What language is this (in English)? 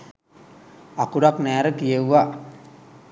Sinhala